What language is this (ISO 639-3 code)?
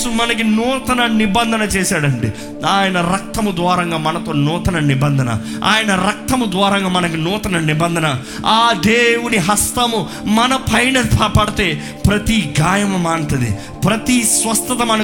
tel